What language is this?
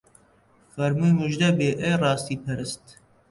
Central Kurdish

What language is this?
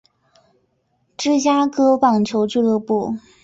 Chinese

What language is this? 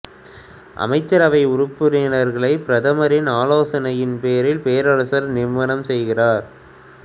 Tamil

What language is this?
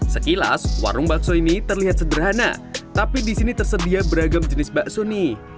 Indonesian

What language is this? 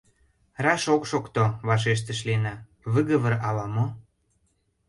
Mari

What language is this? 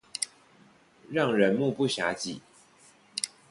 Chinese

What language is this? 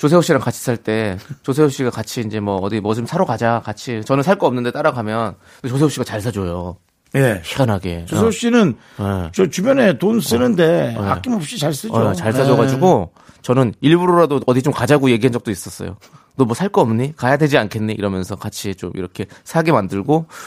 Korean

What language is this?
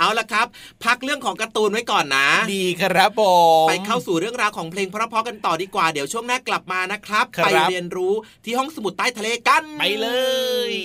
Thai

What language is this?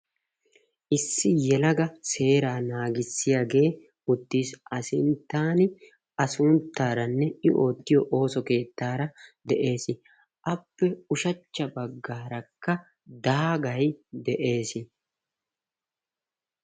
Wolaytta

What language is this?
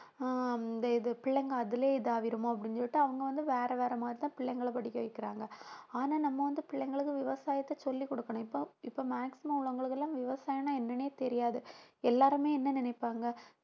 Tamil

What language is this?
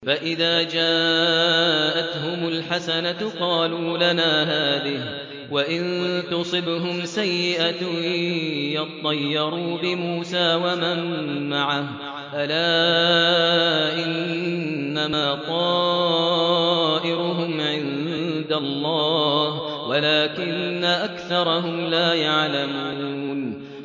Arabic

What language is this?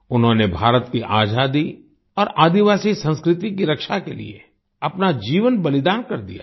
Hindi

